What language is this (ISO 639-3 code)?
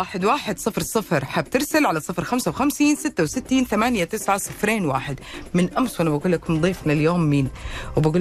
ara